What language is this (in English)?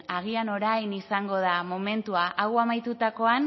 Basque